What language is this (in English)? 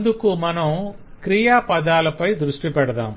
Telugu